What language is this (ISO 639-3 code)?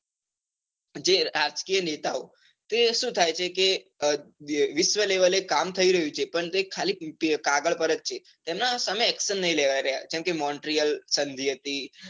guj